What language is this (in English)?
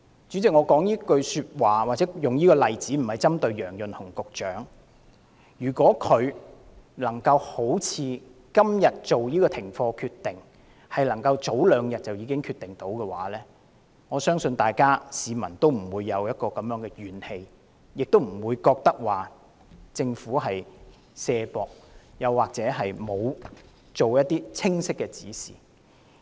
Cantonese